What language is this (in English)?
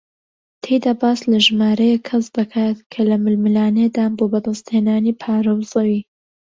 Central Kurdish